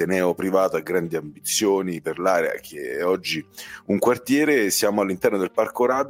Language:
Italian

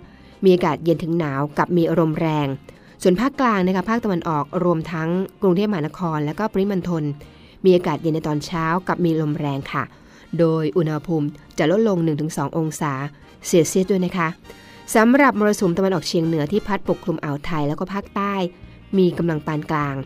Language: Thai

